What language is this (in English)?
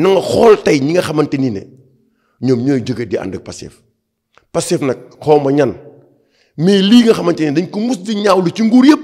French